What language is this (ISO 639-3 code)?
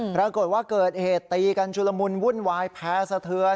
tha